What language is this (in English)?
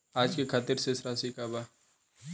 Bhojpuri